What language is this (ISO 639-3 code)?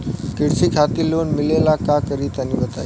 bho